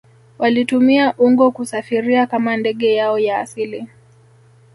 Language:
Swahili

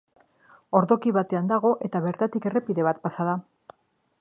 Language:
Basque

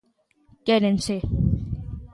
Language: Galician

